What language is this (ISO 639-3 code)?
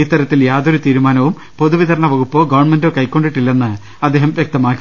mal